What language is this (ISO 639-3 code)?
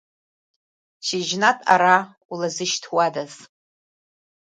abk